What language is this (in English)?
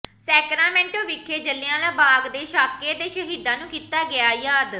Punjabi